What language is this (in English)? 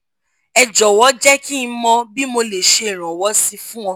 Yoruba